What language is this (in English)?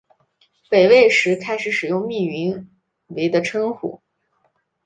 Chinese